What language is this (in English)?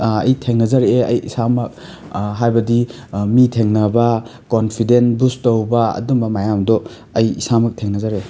Manipuri